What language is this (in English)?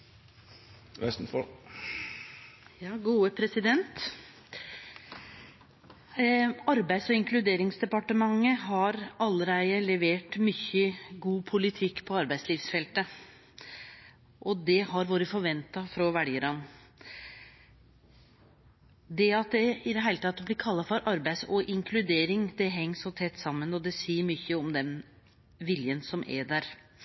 Norwegian